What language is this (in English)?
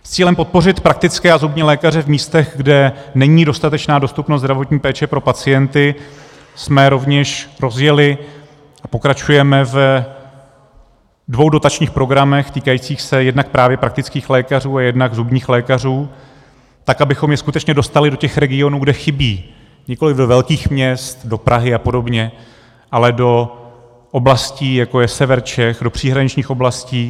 Czech